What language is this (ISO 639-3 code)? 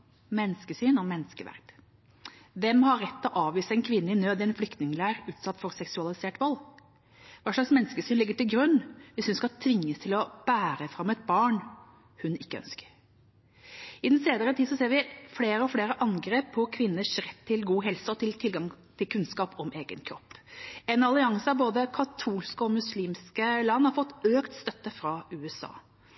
nob